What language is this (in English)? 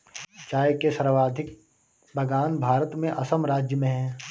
Hindi